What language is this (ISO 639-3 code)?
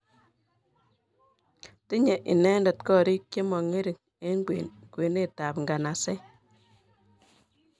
kln